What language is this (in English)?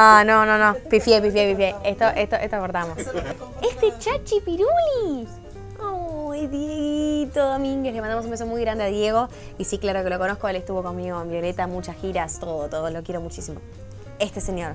Spanish